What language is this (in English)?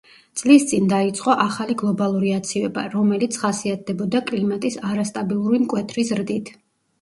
Georgian